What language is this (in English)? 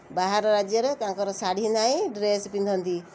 Odia